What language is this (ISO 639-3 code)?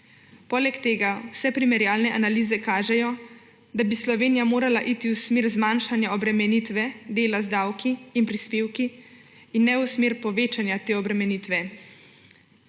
slv